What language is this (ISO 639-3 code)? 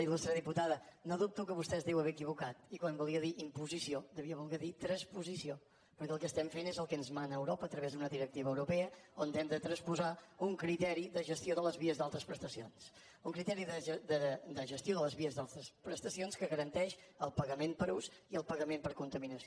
cat